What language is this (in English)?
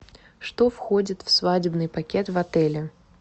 Russian